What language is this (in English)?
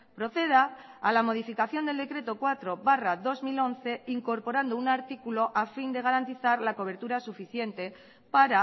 Spanish